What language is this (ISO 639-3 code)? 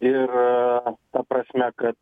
lit